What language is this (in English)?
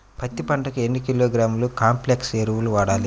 Telugu